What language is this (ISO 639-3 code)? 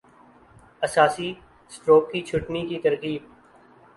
urd